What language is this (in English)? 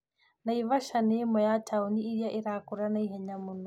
Kikuyu